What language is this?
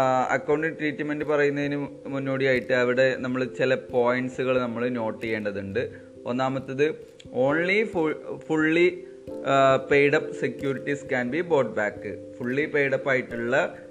Malayalam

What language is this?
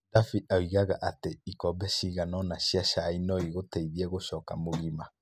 Kikuyu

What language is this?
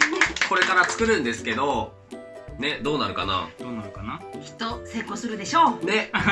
Japanese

